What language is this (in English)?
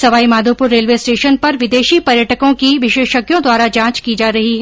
Hindi